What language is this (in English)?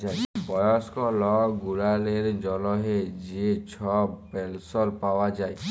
Bangla